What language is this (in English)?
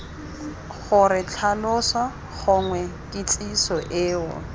Tswana